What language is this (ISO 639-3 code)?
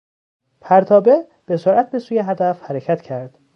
fas